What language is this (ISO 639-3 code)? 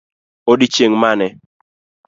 luo